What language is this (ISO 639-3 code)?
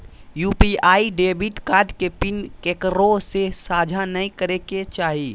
mag